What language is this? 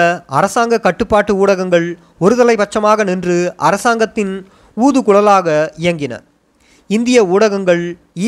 Tamil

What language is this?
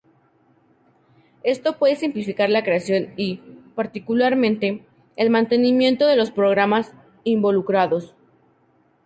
Spanish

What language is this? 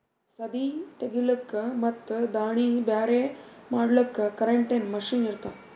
Kannada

